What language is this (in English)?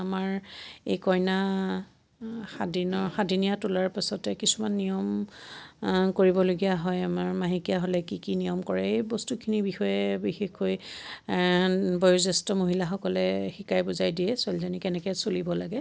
Assamese